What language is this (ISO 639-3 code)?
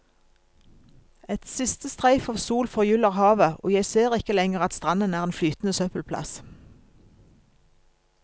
nor